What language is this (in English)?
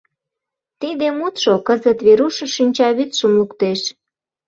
Mari